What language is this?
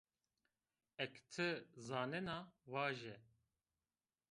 Zaza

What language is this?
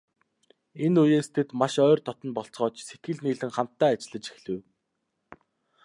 Mongolian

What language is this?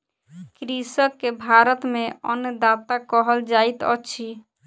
Maithili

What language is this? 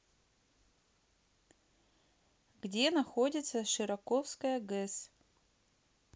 Russian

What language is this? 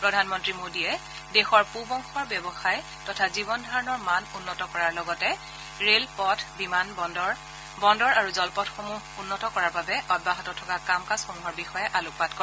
Assamese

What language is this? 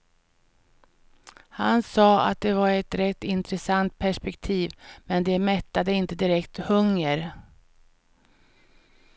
Swedish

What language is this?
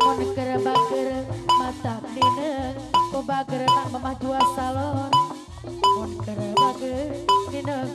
Indonesian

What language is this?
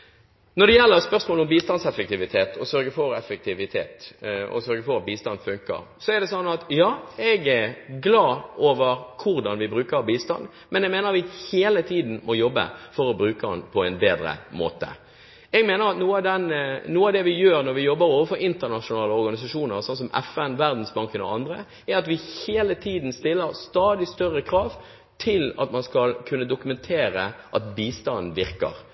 Norwegian Bokmål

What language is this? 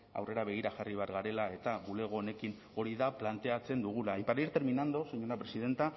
Basque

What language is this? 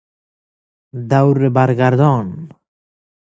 Persian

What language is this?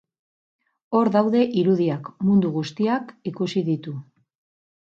Basque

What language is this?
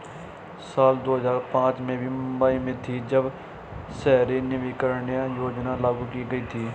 Hindi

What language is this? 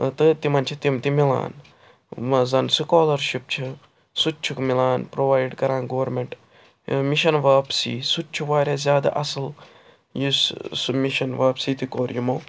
Kashmiri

